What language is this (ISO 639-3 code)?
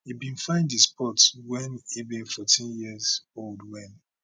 pcm